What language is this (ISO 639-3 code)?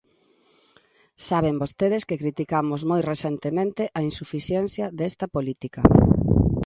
glg